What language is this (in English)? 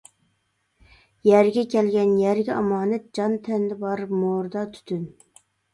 Uyghur